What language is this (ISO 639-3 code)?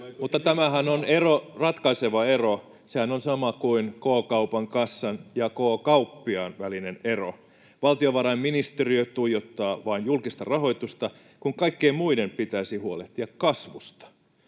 fin